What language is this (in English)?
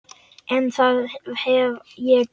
Icelandic